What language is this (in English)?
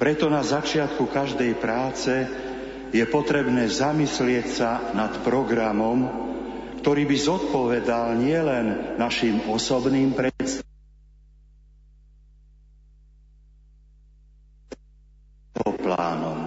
Slovak